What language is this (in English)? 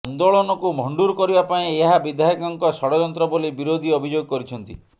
Odia